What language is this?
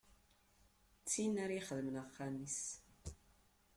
Kabyle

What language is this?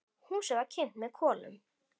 Icelandic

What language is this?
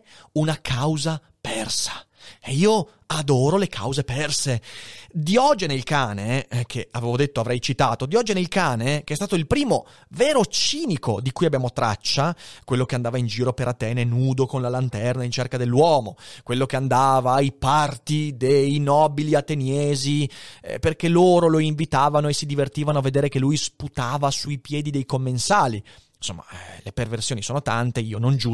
Italian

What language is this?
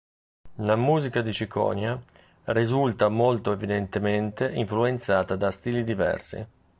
Italian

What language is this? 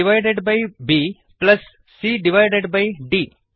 Kannada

